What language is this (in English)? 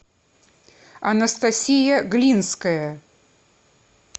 Russian